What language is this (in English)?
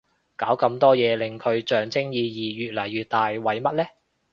Cantonese